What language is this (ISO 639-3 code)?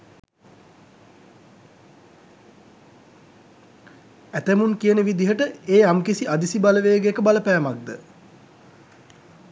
sin